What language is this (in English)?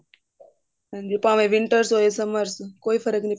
Punjabi